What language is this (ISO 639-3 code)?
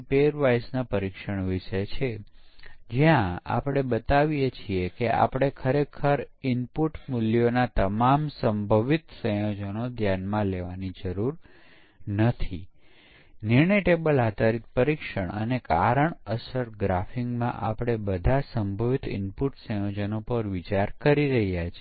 guj